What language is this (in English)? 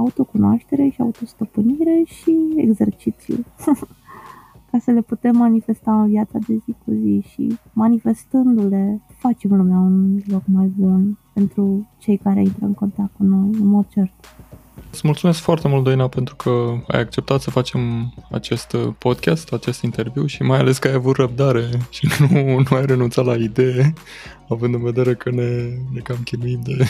Romanian